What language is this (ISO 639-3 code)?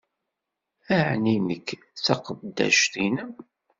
kab